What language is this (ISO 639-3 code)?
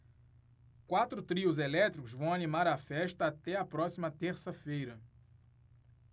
por